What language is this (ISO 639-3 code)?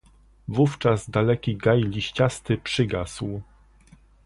pol